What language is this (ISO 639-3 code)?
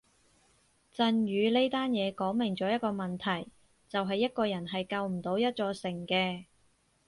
yue